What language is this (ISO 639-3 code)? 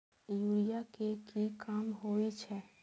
mai